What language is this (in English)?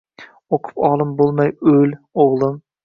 Uzbek